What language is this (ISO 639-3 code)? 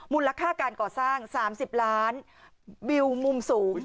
tha